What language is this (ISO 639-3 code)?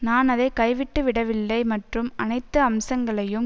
tam